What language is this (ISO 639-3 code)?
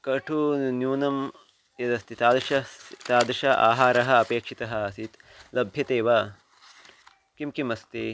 san